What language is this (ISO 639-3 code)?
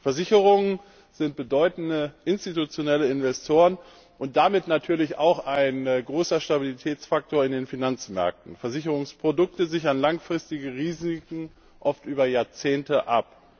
deu